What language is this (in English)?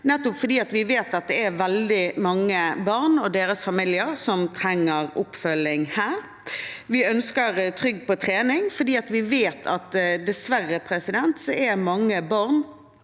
Norwegian